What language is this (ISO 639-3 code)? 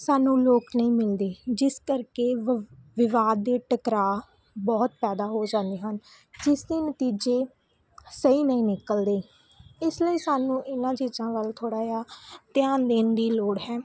pan